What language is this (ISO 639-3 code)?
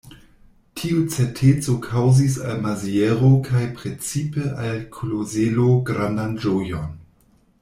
epo